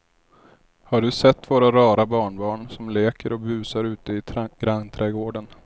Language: Swedish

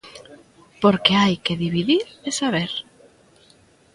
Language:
Galician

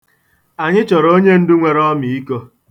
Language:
Igbo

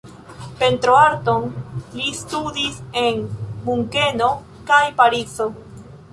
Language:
Esperanto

